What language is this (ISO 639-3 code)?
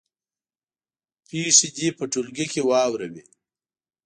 pus